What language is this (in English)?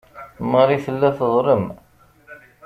Kabyle